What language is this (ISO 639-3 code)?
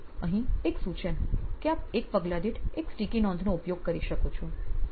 guj